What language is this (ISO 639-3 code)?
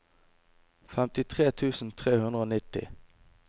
nor